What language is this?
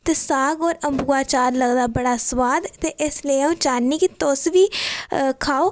Dogri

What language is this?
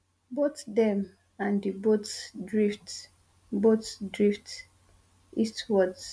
Nigerian Pidgin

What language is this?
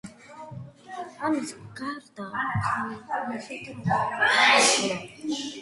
Georgian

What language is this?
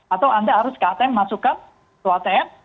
Indonesian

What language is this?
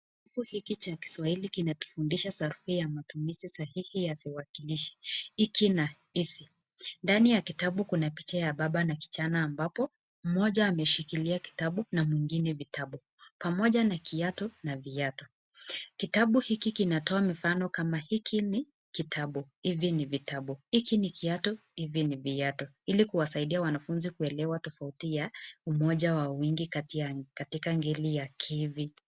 Swahili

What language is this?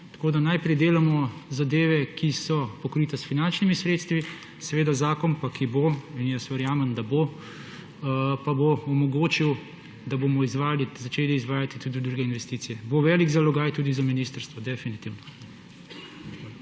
Slovenian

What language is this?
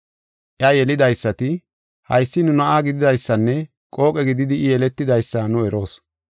Gofa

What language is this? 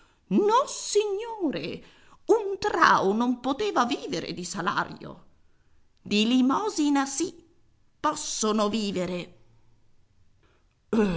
Italian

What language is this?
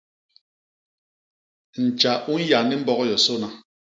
Basaa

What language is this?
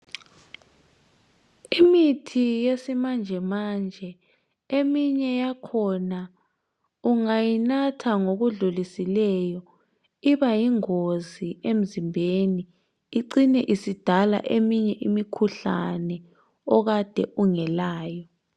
North Ndebele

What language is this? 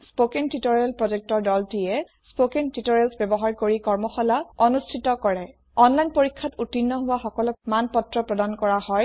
Assamese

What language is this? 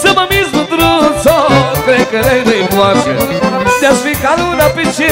Romanian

